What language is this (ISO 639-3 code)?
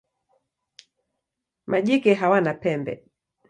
swa